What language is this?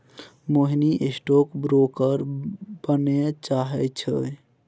Maithili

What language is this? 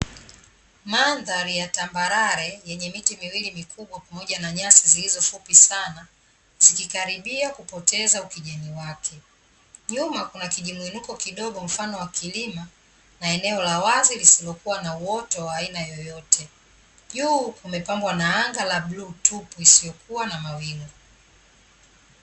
Swahili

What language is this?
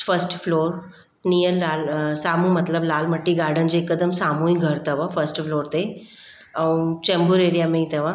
Sindhi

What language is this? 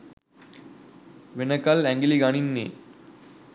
Sinhala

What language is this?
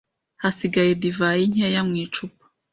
Kinyarwanda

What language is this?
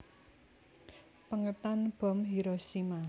Javanese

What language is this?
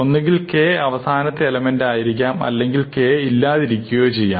Malayalam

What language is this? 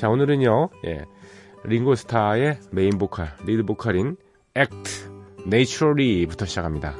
Korean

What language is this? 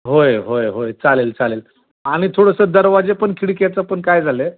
Marathi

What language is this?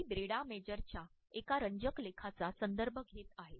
Marathi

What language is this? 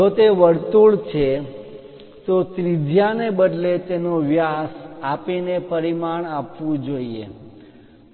Gujarati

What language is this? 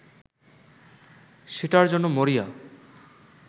Bangla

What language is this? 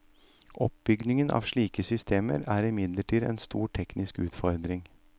Norwegian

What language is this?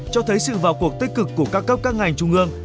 Vietnamese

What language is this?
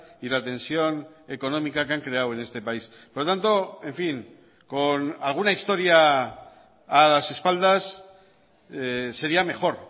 Spanish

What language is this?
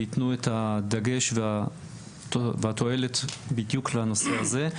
Hebrew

